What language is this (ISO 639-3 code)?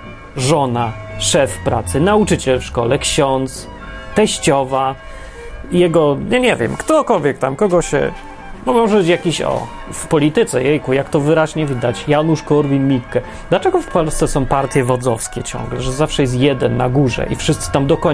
pol